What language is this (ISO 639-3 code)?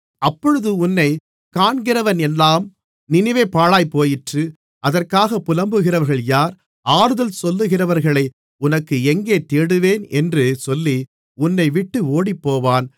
tam